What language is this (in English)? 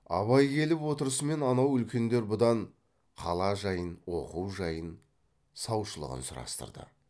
Kazakh